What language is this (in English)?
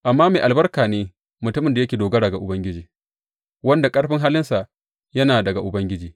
Hausa